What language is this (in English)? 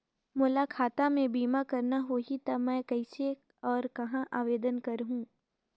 Chhattisgarhi